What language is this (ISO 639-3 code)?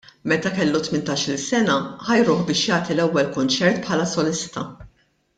mlt